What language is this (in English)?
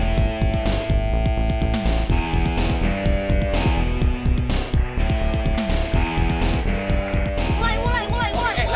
Indonesian